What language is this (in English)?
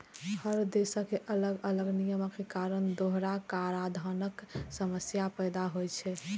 Maithili